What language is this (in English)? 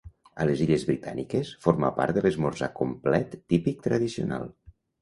Catalan